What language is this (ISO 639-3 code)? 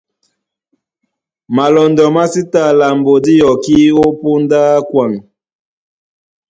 dua